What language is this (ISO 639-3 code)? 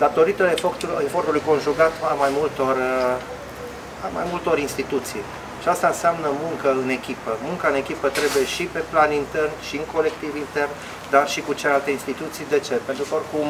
ron